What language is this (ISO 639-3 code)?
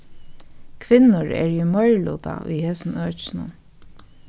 fao